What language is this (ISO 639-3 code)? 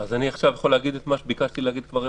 heb